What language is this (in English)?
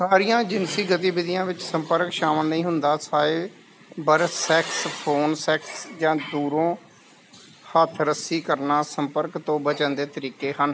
Punjabi